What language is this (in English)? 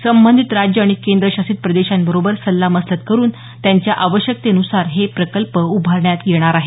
Marathi